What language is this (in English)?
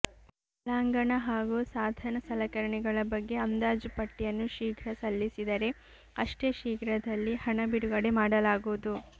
Kannada